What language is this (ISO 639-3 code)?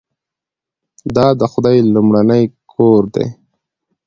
pus